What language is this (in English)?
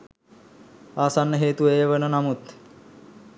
Sinhala